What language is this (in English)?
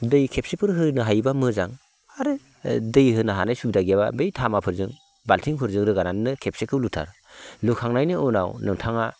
Bodo